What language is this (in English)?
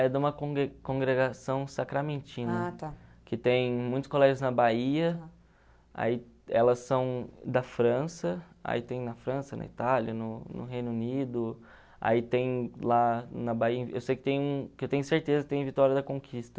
Portuguese